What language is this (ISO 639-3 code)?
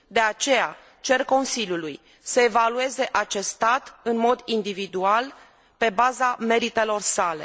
ron